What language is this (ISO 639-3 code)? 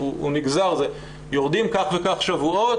heb